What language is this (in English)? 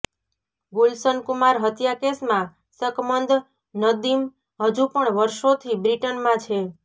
Gujarati